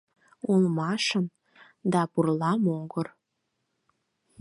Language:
Mari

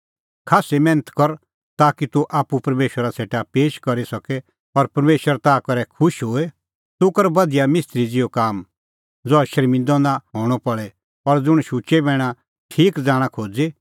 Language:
Kullu Pahari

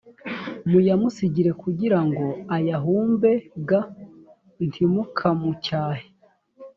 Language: Kinyarwanda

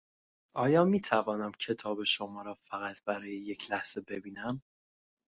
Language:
Persian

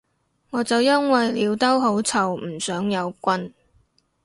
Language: Cantonese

